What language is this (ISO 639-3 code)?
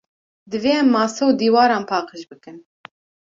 kur